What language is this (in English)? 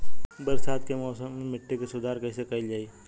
Bhojpuri